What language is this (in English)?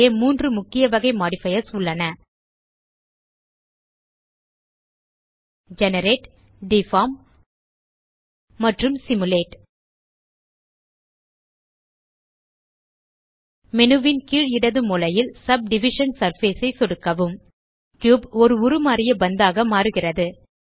Tamil